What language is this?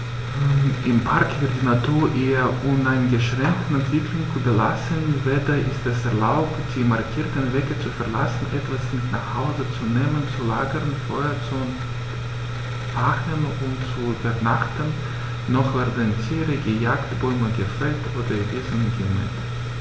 German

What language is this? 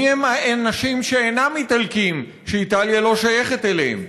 Hebrew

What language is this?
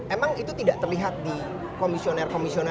Indonesian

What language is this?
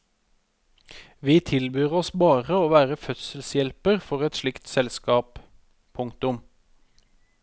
Norwegian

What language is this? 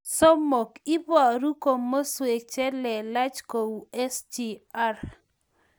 Kalenjin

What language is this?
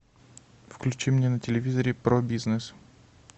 Russian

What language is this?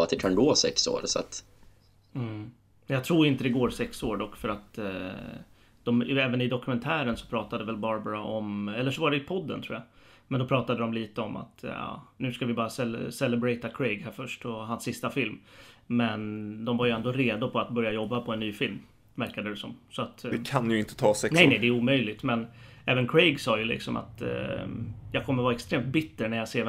Swedish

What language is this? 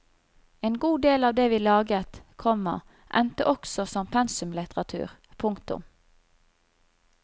Norwegian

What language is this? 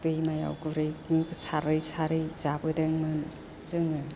Bodo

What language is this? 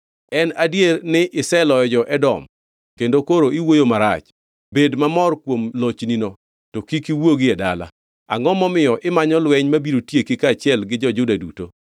Luo (Kenya and Tanzania)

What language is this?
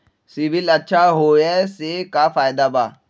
Magahi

